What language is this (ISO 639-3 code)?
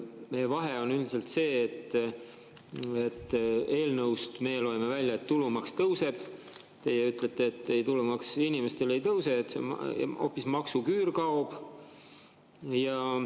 est